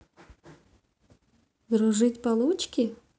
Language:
Russian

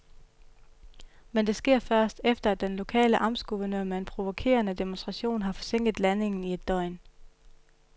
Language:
Danish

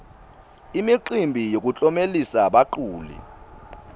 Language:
Swati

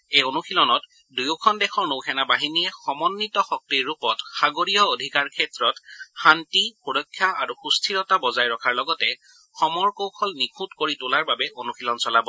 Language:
Assamese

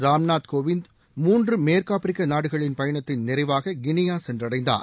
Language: Tamil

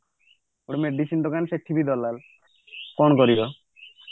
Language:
Odia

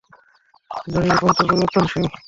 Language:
Bangla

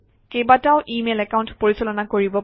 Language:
Assamese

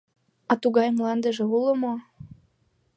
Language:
Mari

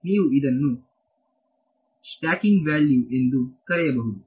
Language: Kannada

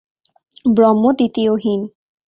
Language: Bangla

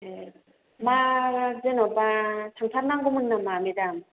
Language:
Bodo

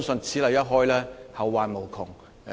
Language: Cantonese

